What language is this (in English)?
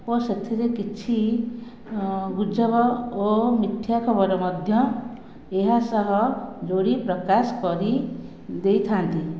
Odia